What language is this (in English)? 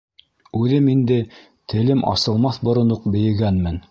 Bashkir